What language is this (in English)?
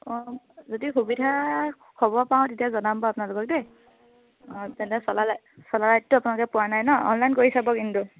Assamese